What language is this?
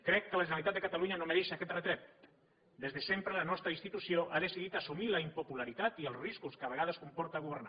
Catalan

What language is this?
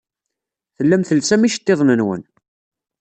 Kabyle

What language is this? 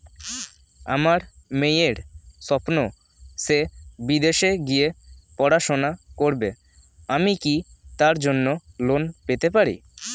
Bangla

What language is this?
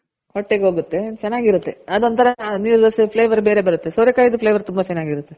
Kannada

